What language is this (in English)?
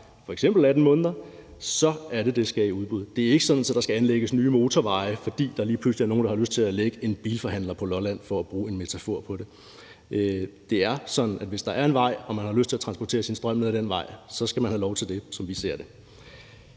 Danish